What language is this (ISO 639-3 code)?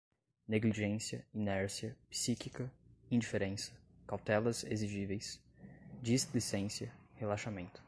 por